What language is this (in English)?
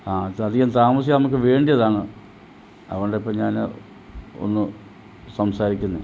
Malayalam